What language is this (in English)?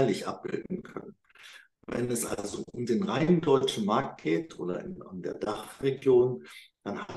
German